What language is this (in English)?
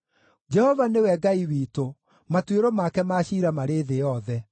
Kikuyu